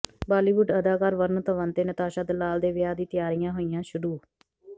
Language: Punjabi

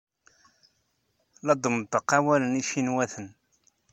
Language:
Kabyle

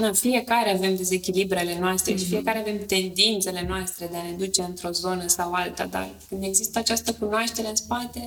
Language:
Romanian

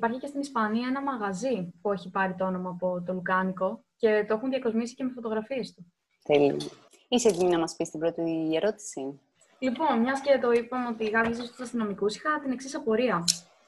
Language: Greek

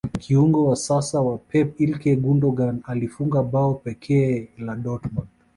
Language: Swahili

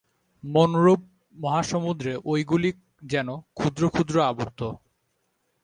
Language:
Bangla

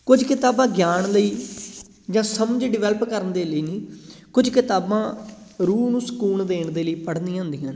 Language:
Punjabi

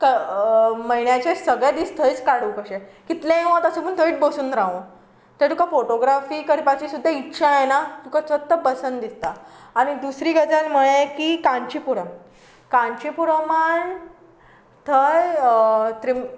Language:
Konkani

